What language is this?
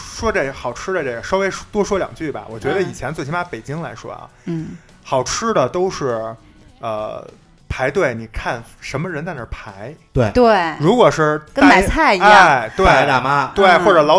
Chinese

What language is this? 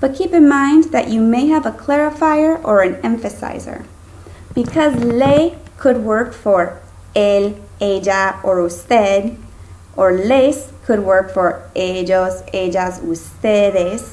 English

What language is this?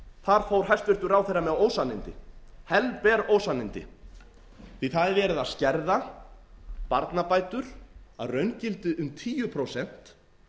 Icelandic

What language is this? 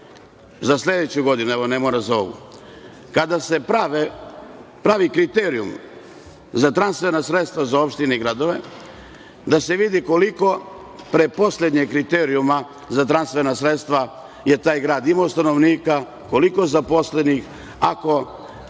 Serbian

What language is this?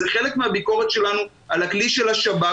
Hebrew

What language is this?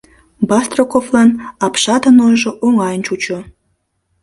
Mari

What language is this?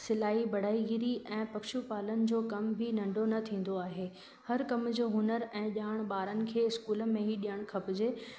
Sindhi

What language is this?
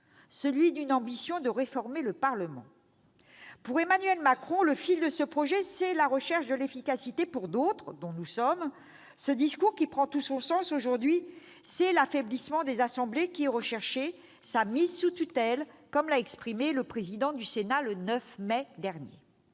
French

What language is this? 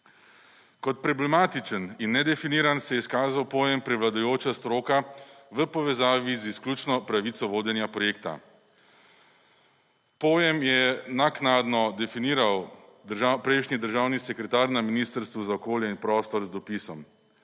Slovenian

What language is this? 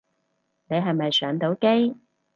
Cantonese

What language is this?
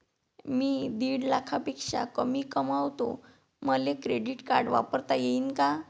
Marathi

